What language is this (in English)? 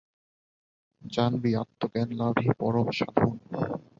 Bangla